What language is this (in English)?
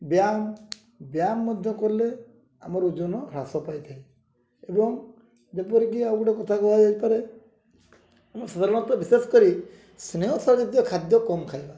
Odia